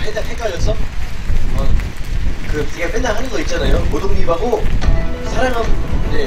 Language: Korean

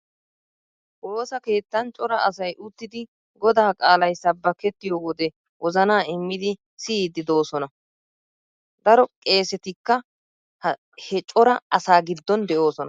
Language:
Wolaytta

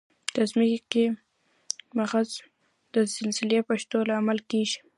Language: Pashto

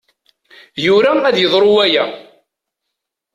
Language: Kabyle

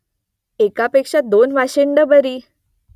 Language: Marathi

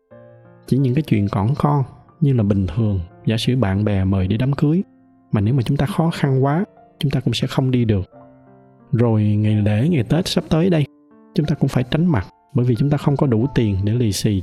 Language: Vietnamese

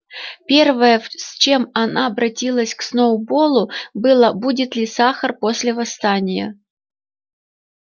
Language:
Russian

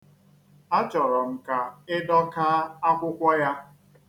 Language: Igbo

